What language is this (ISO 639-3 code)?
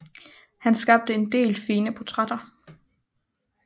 dan